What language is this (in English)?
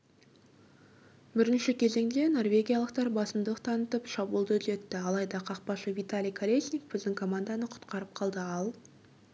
Kazakh